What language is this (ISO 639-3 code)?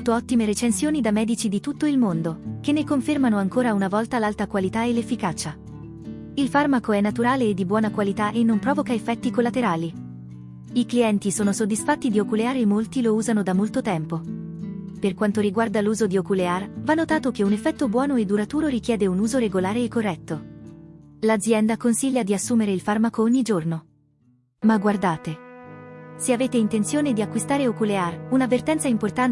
ita